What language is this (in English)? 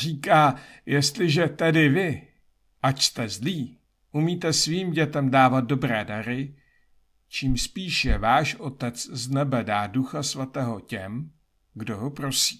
Czech